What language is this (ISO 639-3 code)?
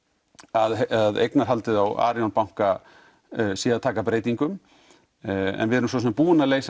isl